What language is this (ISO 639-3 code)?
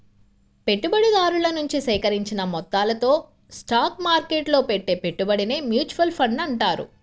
tel